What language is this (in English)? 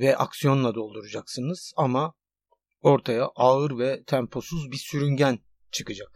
Turkish